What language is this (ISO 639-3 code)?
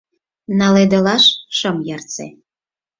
chm